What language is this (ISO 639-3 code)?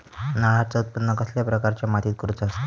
mar